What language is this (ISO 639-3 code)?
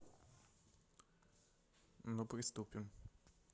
rus